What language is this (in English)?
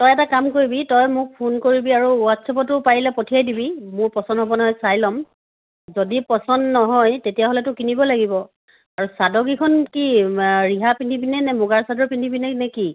Assamese